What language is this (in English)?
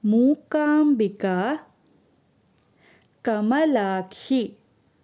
Kannada